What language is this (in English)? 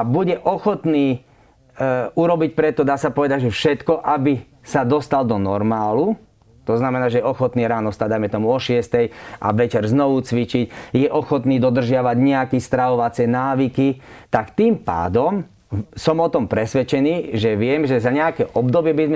Slovak